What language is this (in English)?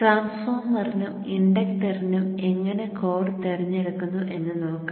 Malayalam